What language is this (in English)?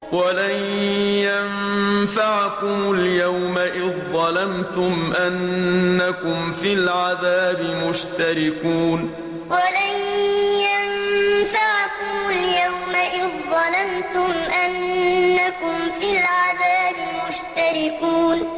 Arabic